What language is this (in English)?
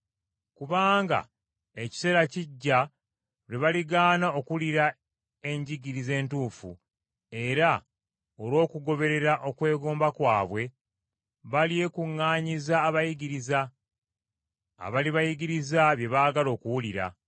Ganda